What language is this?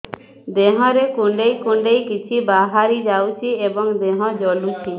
Odia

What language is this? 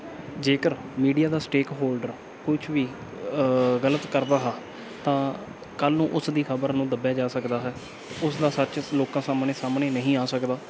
Punjabi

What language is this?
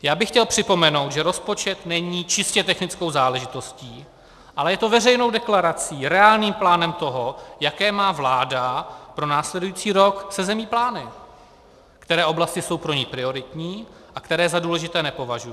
Czech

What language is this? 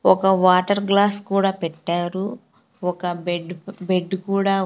Telugu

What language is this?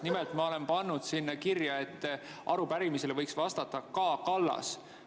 Estonian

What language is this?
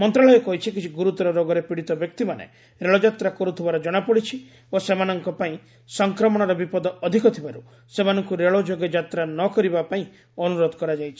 Odia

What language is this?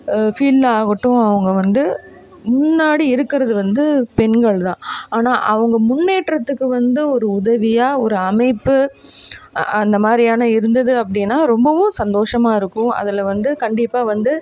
Tamil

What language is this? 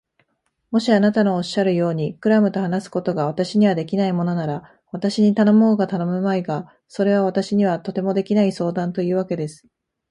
Japanese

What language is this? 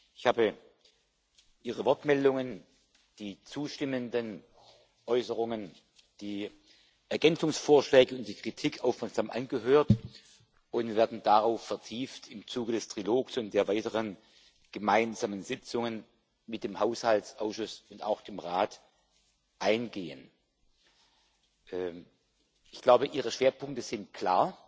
German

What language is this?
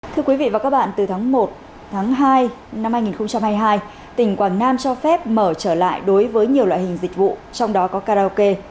Vietnamese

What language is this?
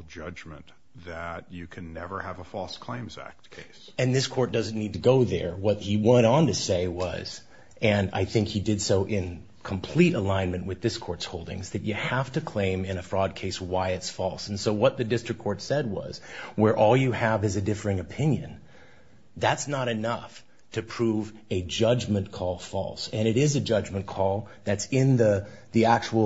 English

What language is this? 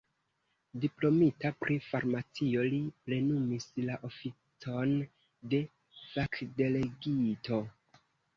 Esperanto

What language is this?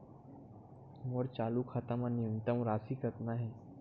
Chhattisgarhi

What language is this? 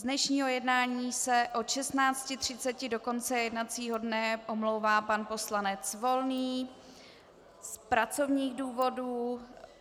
Czech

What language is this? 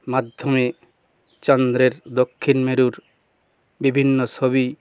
Bangla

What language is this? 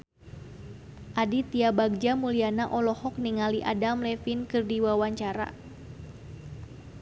Sundanese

